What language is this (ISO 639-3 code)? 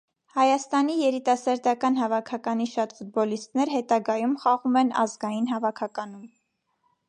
hye